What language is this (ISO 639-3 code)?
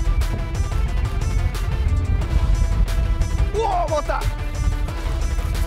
kor